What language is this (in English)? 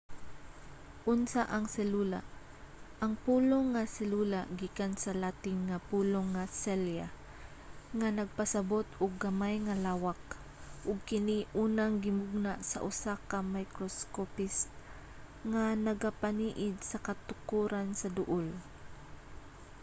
Cebuano